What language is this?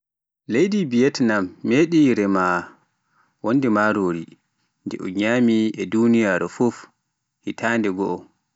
Pular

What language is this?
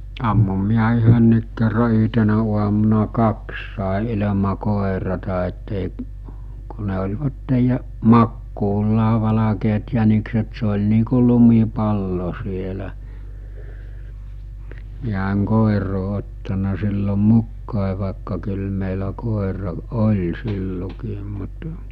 Finnish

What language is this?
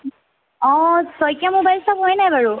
Assamese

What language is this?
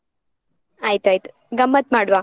Kannada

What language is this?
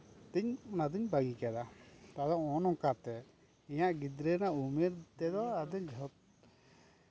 Santali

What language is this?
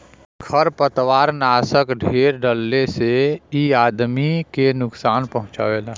Bhojpuri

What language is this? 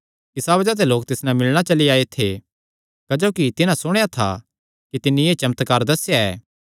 Kangri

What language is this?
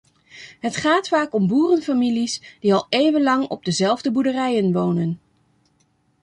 Dutch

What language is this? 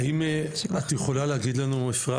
Hebrew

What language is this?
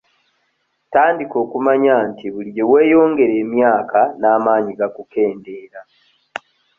Ganda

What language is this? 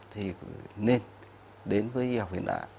Vietnamese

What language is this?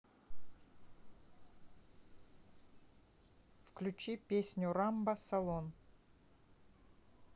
Russian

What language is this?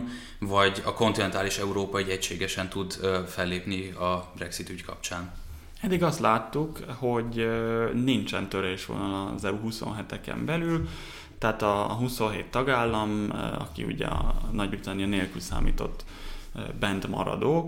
Hungarian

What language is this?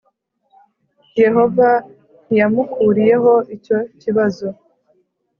Kinyarwanda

